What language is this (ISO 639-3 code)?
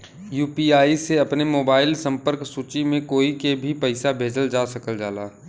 bho